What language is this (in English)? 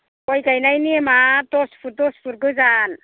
Bodo